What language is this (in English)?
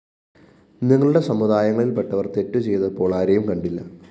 Malayalam